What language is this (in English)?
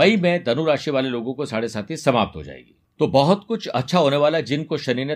Hindi